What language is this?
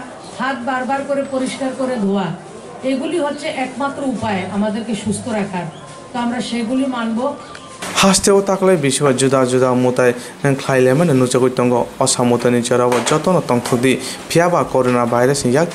Romanian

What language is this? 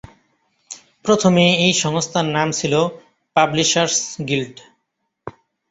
Bangla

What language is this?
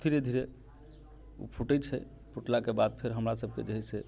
Maithili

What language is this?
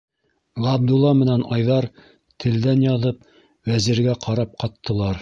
Bashkir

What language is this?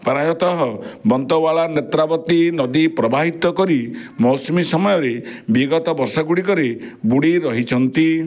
Odia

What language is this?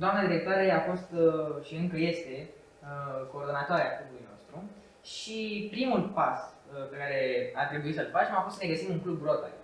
Romanian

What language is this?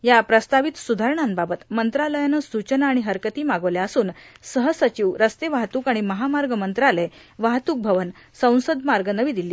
Marathi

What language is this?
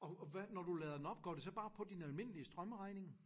Danish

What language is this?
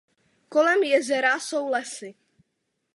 Czech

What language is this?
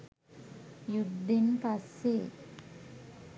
Sinhala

